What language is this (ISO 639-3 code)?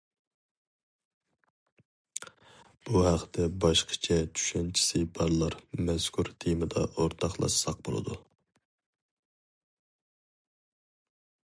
uig